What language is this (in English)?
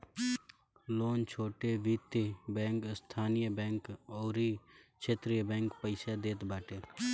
Bhojpuri